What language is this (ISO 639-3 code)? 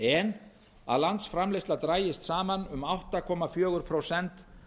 isl